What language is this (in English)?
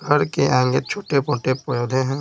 Hindi